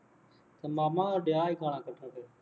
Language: Punjabi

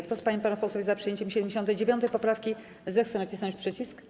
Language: Polish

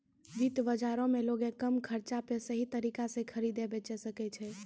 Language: Maithili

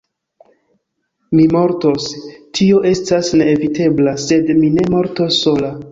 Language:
Esperanto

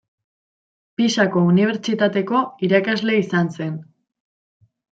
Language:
Basque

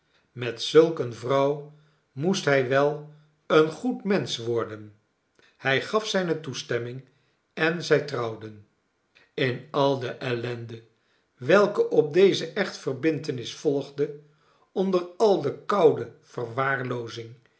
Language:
Dutch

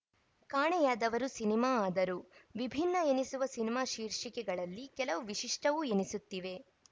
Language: Kannada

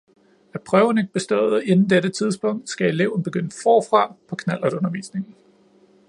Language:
Danish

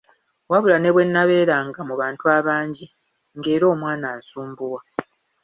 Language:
Ganda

